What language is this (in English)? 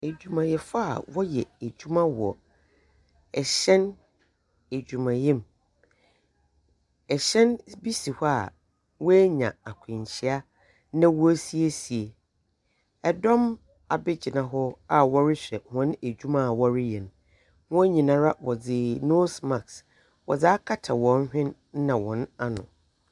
Akan